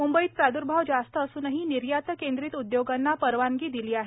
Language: Marathi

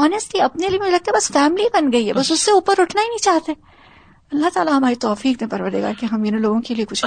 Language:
Urdu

